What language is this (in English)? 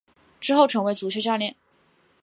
Chinese